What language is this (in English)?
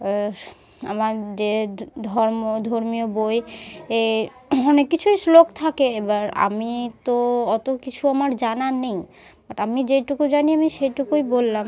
Bangla